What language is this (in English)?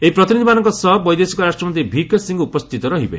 Odia